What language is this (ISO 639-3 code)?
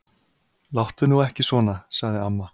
isl